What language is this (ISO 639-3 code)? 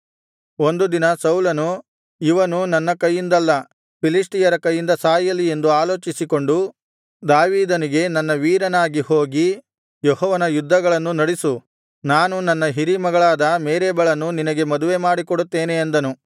kan